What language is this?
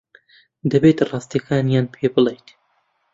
Central Kurdish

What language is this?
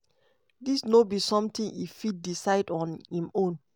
Nigerian Pidgin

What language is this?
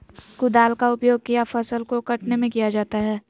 Magahi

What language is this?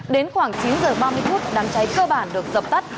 Vietnamese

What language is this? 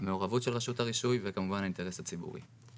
Hebrew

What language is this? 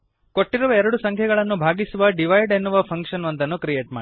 Kannada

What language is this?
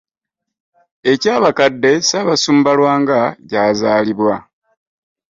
Ganda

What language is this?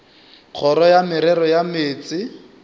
Northern Sotho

